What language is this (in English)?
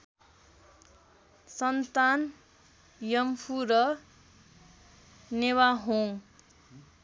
Nepali